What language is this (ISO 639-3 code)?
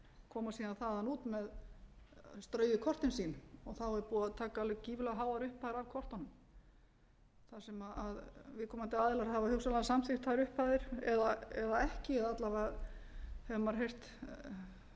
isl